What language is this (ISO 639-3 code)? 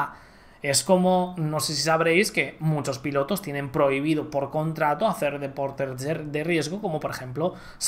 spa